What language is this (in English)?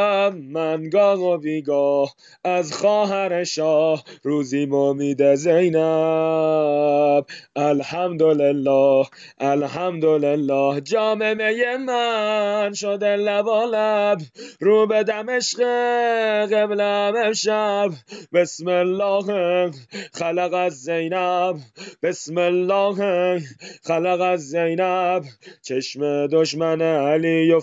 Persian